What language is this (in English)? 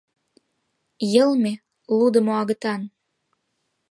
Mari